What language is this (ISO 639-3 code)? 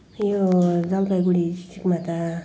nep